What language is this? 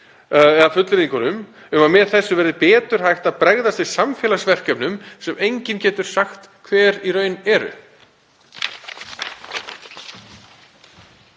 Icelandic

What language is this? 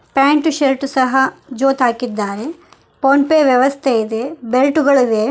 Kannada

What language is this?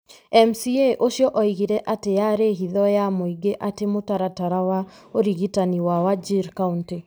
Kikuyu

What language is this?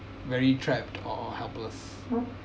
English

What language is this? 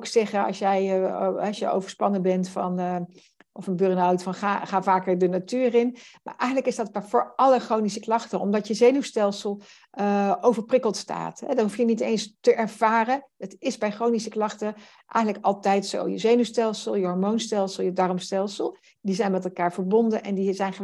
Dutch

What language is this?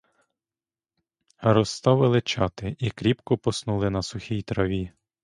Ukrainian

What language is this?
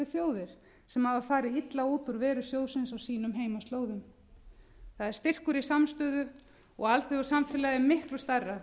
Icelandic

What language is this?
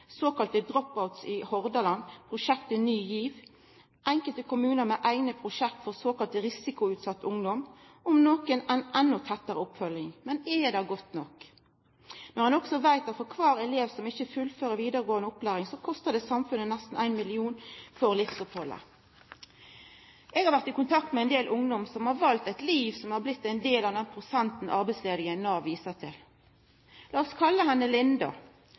Norwegian Nynorsk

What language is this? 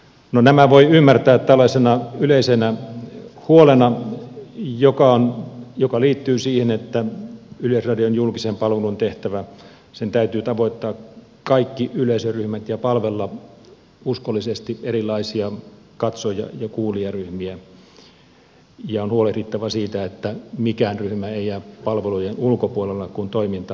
Finnish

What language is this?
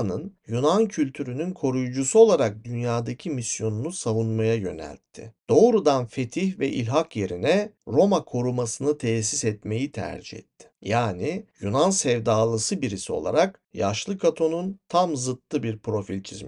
Turkish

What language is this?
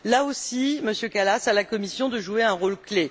French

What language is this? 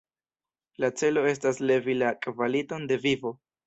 Esperanto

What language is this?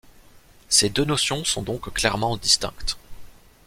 French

